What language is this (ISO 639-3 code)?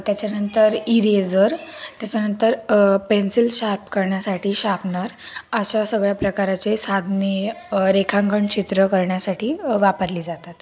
mar